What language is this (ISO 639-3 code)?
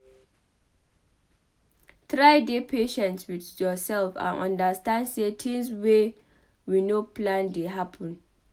pcm